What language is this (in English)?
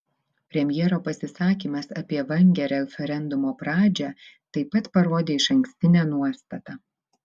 Lithuanian